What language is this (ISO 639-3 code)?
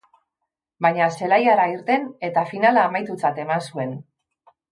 eus